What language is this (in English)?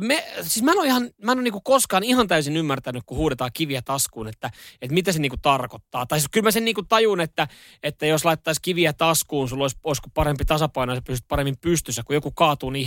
Finnish